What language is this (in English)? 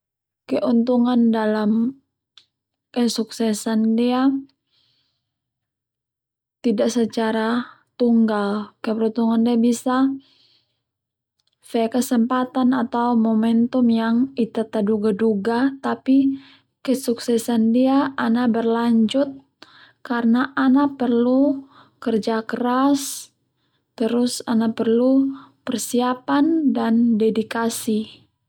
Termanu